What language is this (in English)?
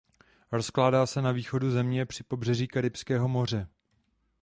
Czech